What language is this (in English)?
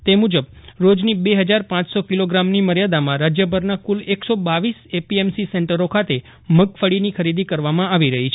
Gujarati